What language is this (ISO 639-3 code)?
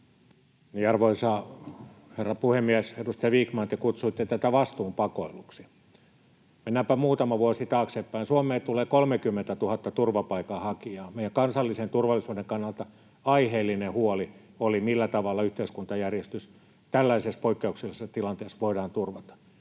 fin